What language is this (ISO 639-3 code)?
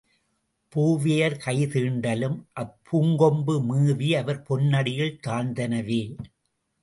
tam